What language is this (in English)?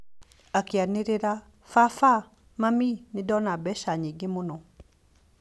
Kikuyu